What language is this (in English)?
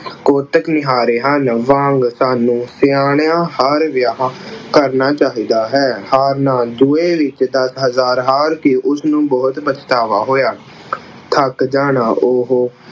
Punjabi